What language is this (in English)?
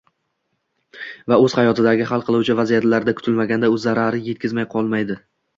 Uzbek